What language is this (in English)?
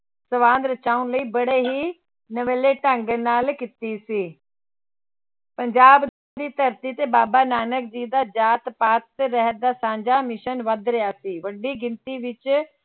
Punjabi